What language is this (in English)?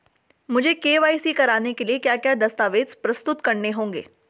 Hindi